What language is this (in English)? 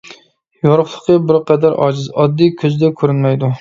Uyghur